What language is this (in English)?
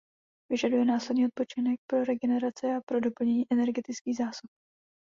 Czech